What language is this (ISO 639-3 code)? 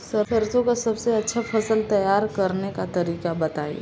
bho